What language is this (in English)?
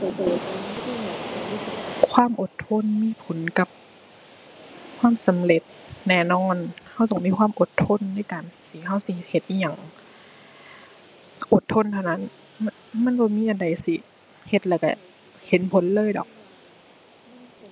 Thai